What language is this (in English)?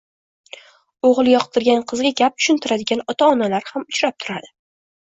Uzbek